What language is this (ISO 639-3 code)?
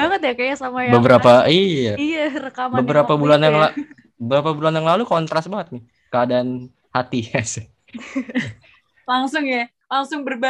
ind